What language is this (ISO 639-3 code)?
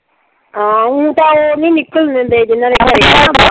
pan